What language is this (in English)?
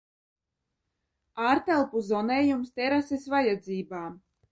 Latvian